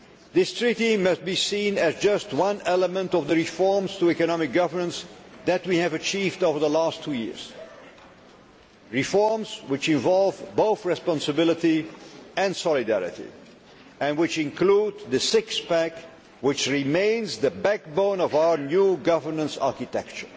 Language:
English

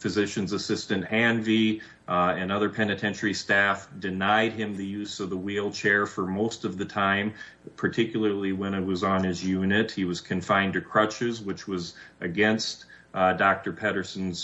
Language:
English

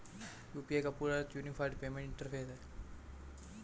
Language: Hindi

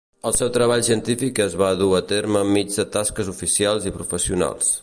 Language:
Catalan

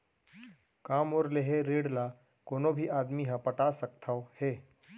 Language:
Chhattisgarhi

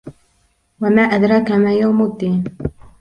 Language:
Arabic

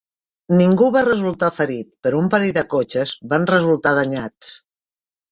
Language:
Catalan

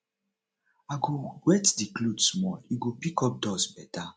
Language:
Nigerian Pidgin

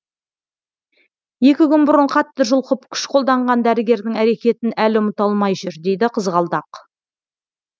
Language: Kazakh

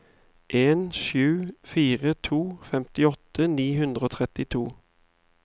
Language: Norwegian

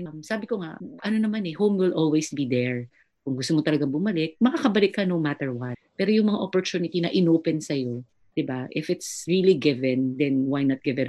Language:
Filipino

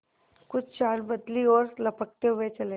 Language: Hindi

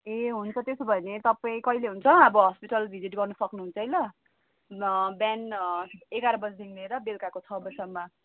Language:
Nepali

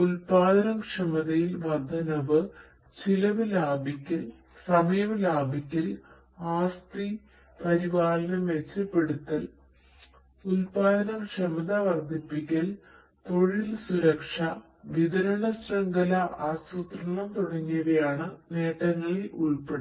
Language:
Malayalam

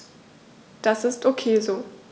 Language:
German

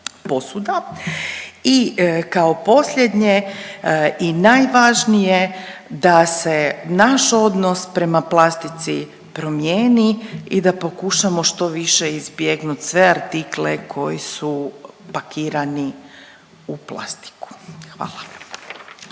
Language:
Croatian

